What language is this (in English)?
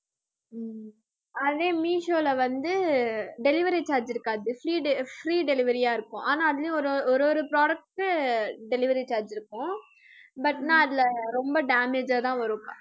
Tamil